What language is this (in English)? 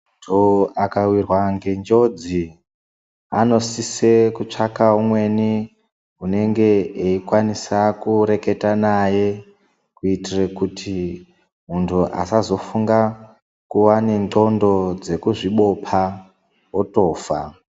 Ndau